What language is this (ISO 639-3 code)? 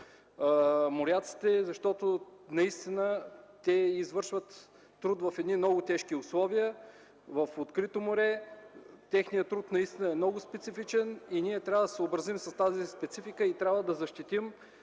bul